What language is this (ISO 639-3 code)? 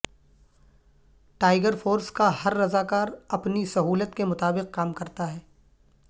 urd